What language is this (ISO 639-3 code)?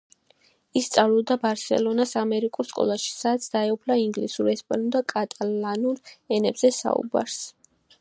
kat